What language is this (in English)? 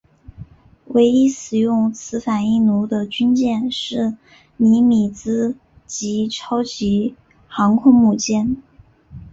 Chinese